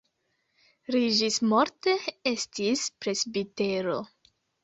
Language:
Esperanto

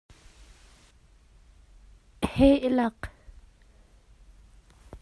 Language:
Hakha Chin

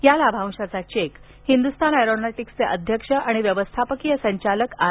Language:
Marathi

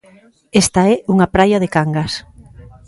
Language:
Galician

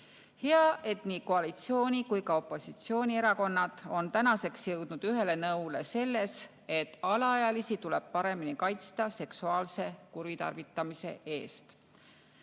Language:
Estonian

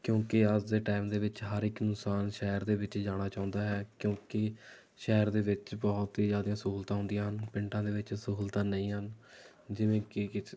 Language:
Punjabi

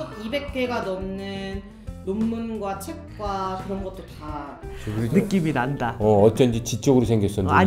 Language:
Korean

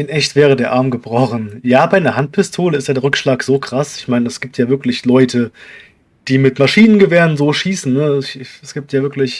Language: German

